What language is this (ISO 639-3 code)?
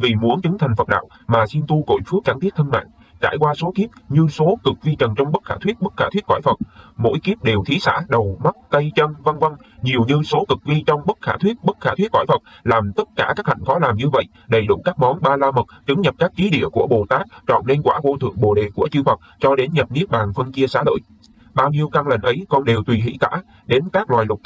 vie